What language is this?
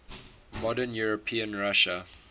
English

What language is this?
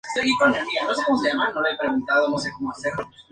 Spanish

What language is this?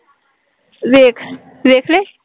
Punjabi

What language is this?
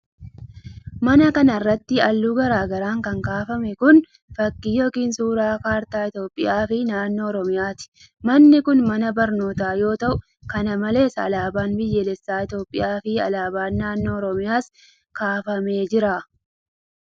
Oromo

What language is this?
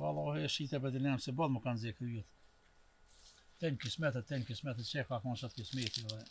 Romanian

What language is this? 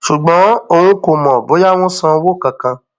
Yoruba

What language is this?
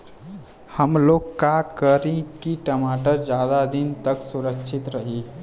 Bhojpuri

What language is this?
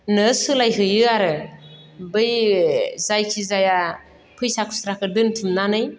Bodo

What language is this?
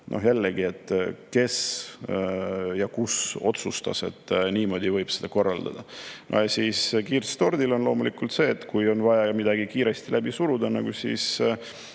Estonian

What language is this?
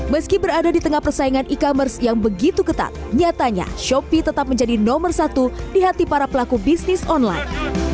Indonesian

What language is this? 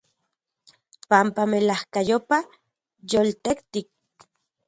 Central Puebla Nahuatl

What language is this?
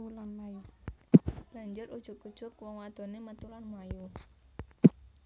Javanese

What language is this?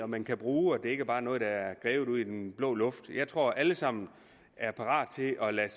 Danish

